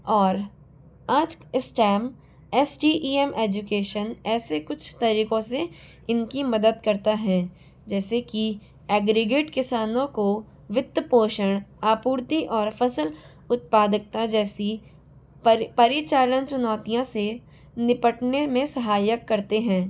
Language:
Hindi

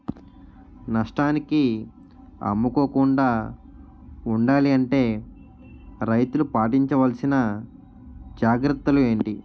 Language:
Telugu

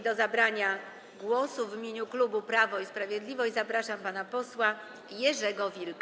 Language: Polish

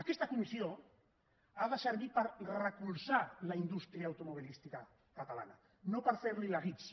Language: Catalan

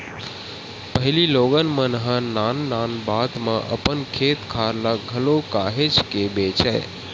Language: Chhattisgarhi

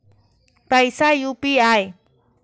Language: Maithili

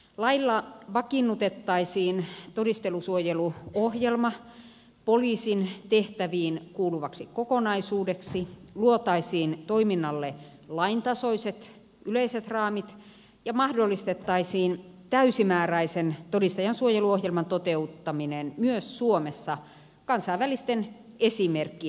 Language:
Finnish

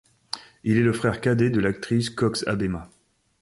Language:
French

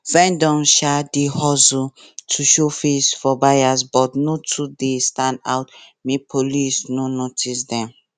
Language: Nigerian Pidgin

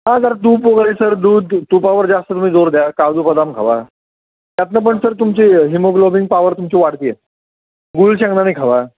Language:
Marathi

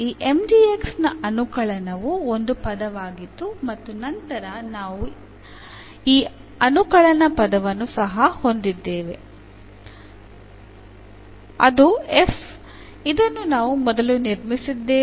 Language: Kannada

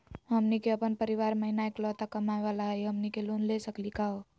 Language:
Magahi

